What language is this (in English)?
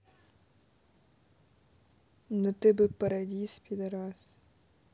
Russian